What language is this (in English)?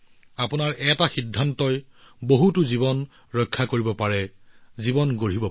Assamese